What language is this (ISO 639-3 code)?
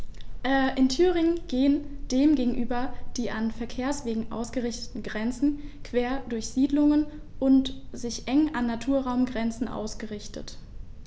deu